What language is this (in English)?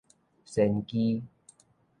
Min Nan Chinese